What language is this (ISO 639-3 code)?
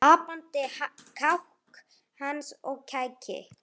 isl